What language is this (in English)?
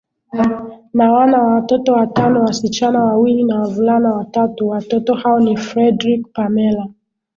Swahili